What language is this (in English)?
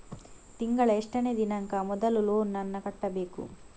Kannada